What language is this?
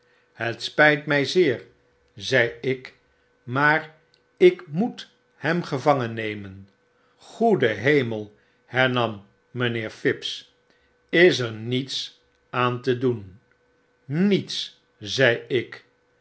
Dutch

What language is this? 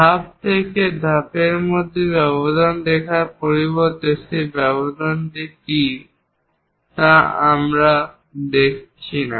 Bangla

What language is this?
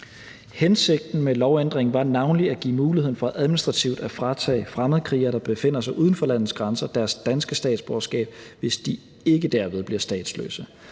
Danish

